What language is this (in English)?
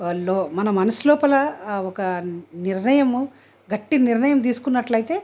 Telugu